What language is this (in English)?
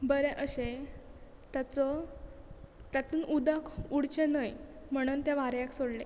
Konkani